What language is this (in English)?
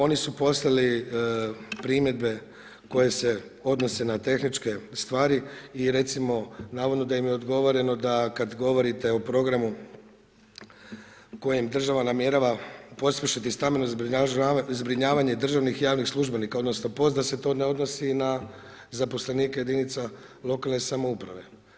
Croatian